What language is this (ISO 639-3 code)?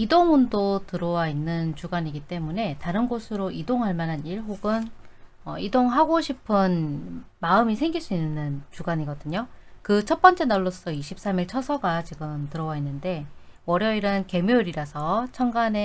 kor